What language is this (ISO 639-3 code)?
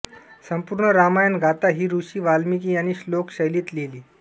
mar